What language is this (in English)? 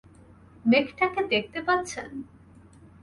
Bangla